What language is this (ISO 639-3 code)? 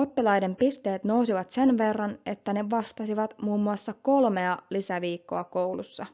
fin